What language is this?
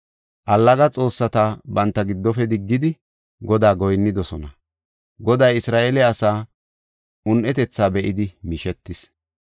Gofa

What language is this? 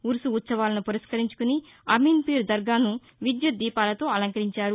Telugu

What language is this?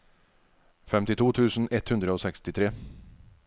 Norwegian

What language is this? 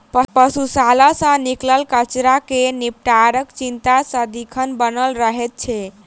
Maithili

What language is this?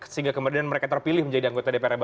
Indonesian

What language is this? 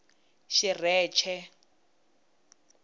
Tsonga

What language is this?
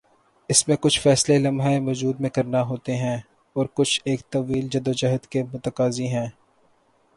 Urdu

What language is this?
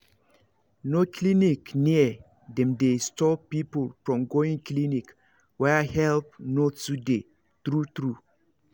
Nigerian Pidgin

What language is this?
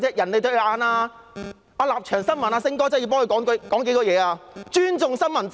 Cantonese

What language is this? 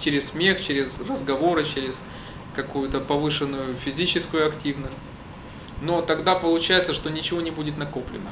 Russian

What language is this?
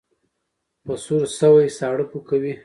Pashto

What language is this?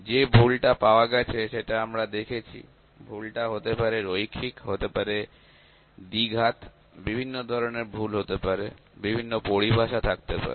Bangla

